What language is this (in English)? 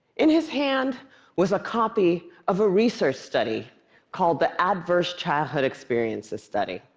English